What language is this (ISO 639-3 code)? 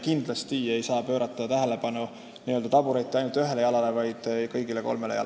est